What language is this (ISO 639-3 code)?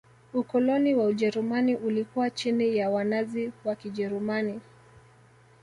swa